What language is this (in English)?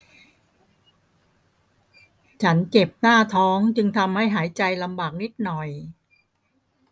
Thai